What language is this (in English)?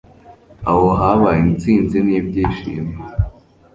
Kinyarwanda